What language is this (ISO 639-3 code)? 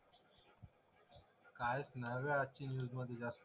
mar